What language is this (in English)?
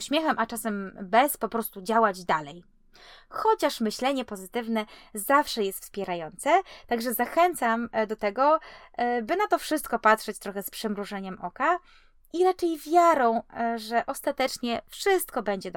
Polish